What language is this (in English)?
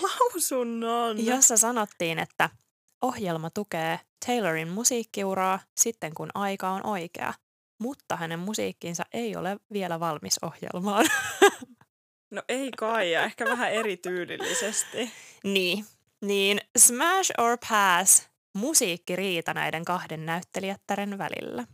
Finnish